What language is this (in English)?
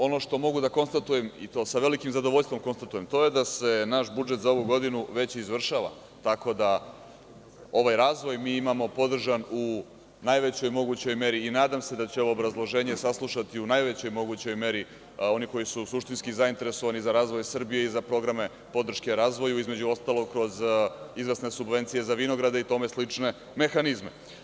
Serbian